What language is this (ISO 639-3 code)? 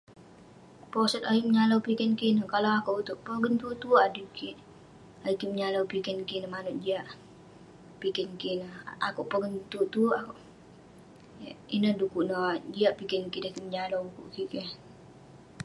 pne